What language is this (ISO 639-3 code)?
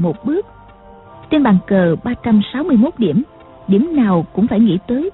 vie